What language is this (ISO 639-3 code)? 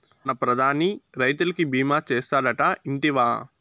tel